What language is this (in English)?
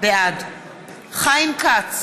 Hebrew